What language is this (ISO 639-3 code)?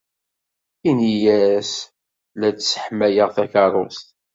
kab